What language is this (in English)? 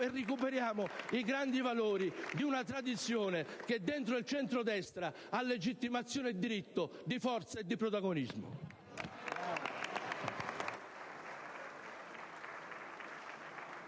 Italian